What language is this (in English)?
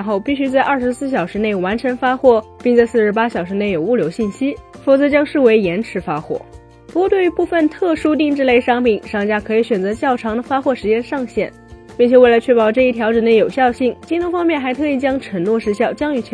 Chinese